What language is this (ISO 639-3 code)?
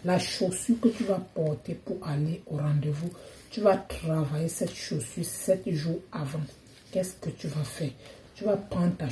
fra